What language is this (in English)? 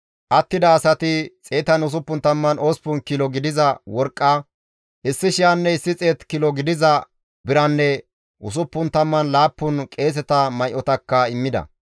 Gamo